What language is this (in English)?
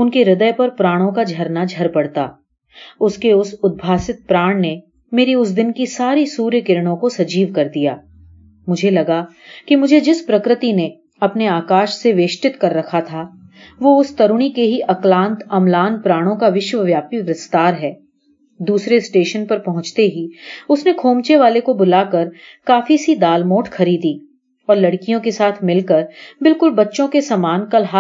Hindi